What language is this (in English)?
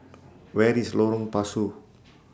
English